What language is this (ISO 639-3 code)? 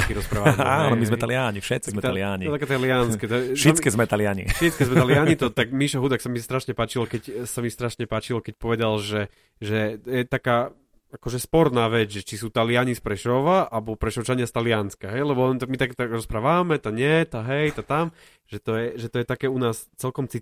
slk